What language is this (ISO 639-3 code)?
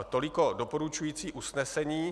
ces